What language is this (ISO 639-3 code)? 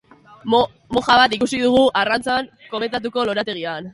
eus